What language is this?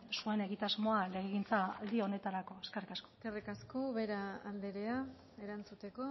Basque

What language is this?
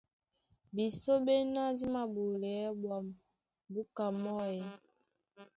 Duala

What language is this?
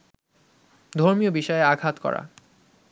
Bangla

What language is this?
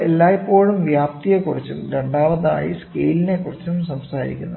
Malayalam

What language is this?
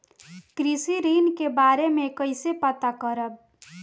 Bhojpuri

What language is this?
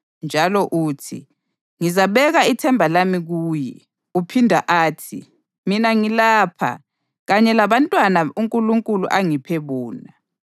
North Ndebele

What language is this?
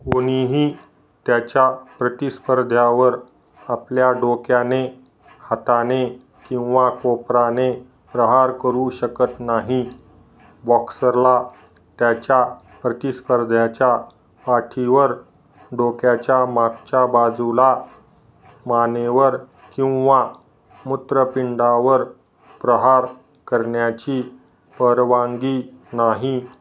Marathi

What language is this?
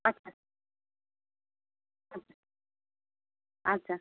Bangla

